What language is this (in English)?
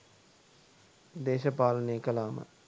Sinhala